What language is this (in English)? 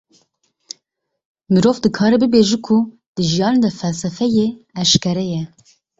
Kurdish